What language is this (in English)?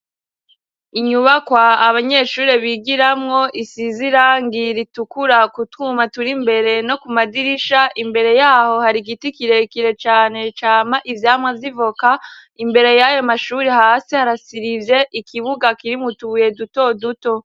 Rundi